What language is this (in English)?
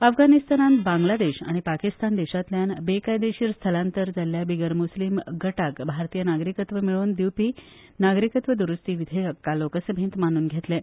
Konkani